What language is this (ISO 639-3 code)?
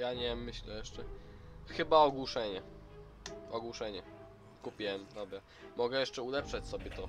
pol